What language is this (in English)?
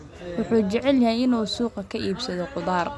Somali